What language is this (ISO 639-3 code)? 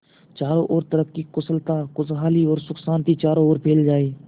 hin